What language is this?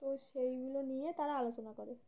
Bangla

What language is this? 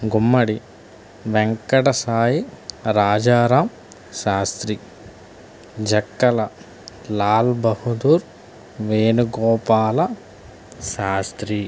Telugu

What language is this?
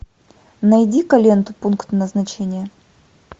Russian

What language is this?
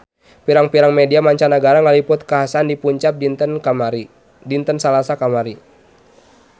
Sundanese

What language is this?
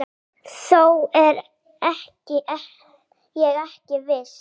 Icelandic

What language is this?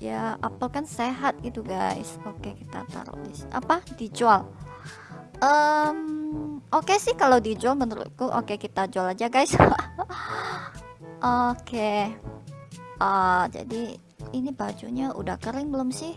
Indonesian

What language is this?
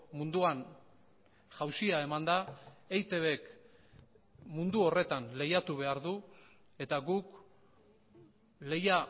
Basque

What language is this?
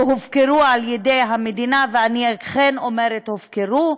Hebrew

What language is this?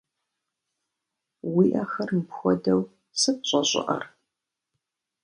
Kabardian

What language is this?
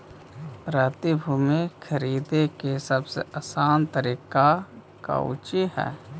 Magahi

